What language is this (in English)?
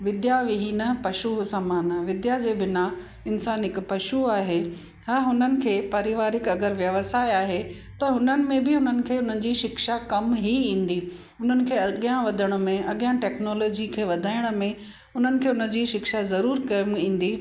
Sindhi